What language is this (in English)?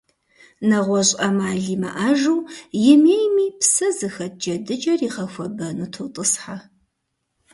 Kabardian